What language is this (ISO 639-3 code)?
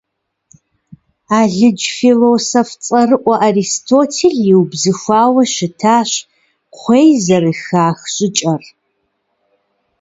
kbd